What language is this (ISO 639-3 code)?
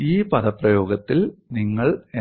mal